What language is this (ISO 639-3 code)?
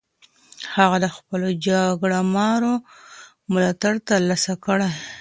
pus